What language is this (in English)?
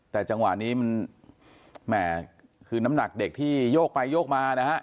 Thai